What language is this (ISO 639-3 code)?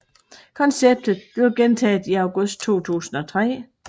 dan